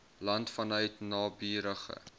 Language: Afrikaans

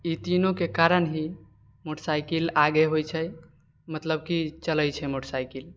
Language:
Maithili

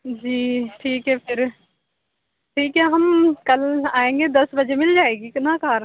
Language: Urdu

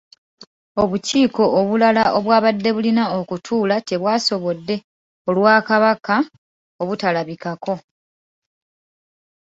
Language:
Ganda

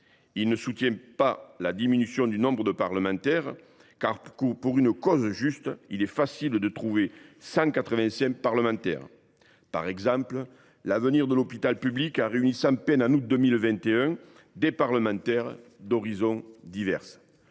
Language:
French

